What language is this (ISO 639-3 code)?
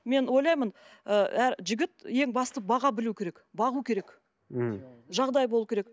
kaz